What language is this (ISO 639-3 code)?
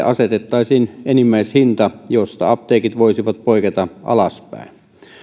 fin